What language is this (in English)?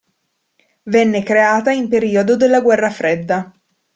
Italian